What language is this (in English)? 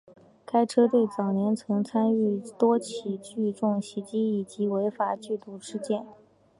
Chinese